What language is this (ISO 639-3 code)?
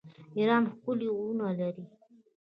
pus